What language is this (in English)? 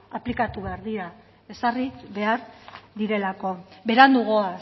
Basque